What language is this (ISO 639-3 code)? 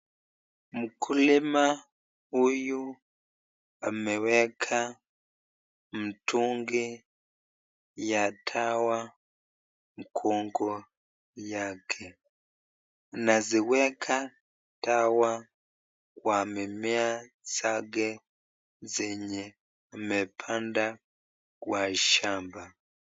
swa